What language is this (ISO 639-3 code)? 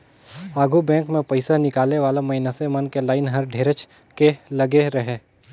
hne